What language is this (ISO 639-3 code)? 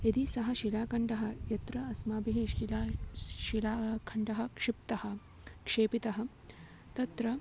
san